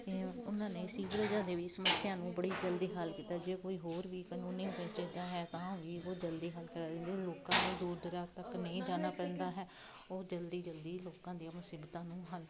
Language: Punjabi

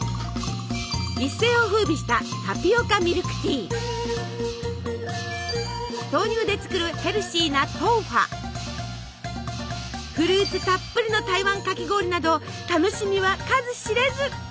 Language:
Japanese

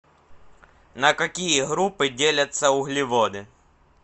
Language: Russian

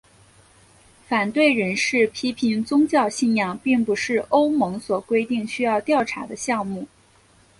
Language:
Chinese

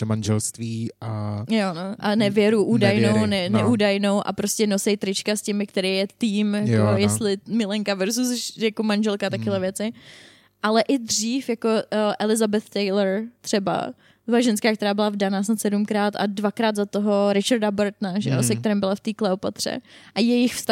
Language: Czech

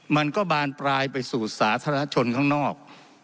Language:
Thai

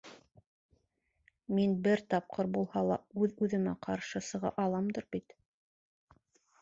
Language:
Bashkir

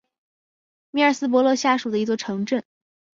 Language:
Chinese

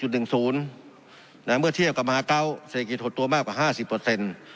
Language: Thai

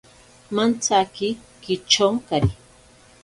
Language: Ashéninka Perené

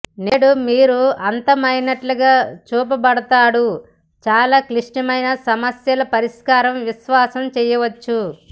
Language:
Telugu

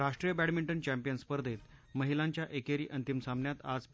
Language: Marathi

